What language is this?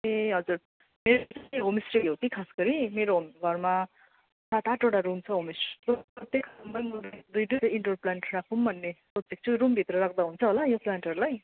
Nepali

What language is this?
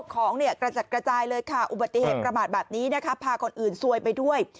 Thai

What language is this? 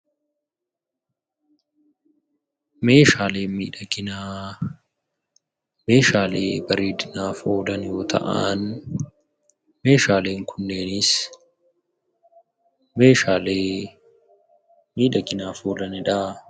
Oromo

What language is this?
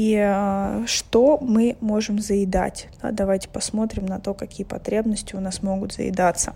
Russian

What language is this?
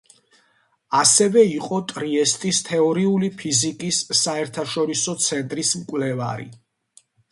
Georgian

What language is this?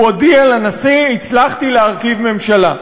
Hebrew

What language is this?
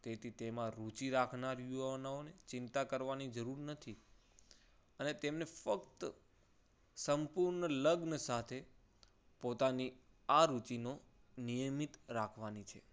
Gujarati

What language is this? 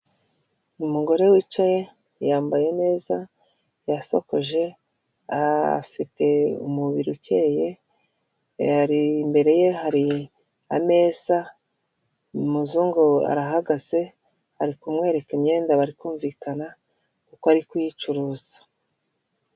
Kinyarwanda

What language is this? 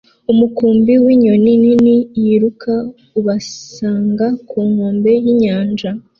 Kinyarwanda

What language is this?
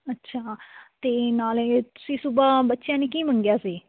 Punjabi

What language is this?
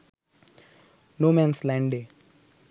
Bangla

